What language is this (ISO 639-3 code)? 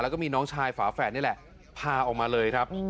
tha